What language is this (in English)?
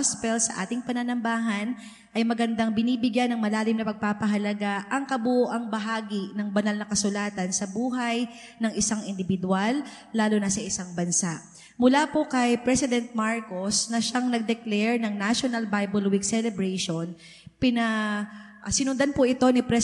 Filipino